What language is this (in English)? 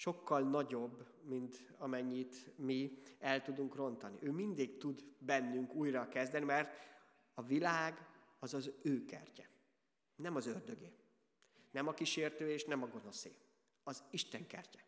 Hungarian